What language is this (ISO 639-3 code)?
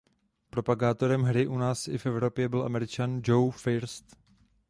ces